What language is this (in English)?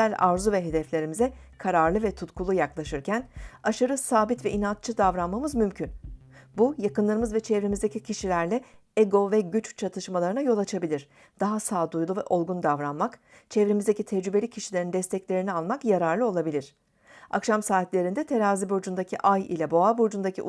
Turkish